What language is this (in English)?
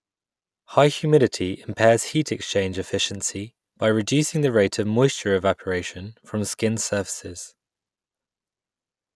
English